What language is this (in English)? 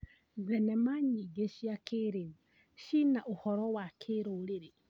Kikuyu